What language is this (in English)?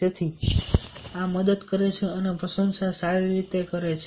Gujarati